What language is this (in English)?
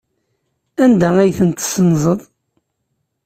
Kabyle